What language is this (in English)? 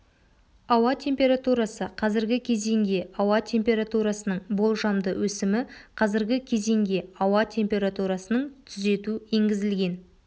Kazakh